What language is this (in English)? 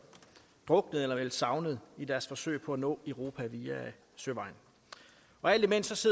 Danish